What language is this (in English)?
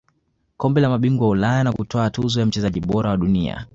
Swahili